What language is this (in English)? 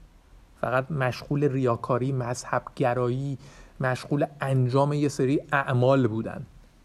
Persian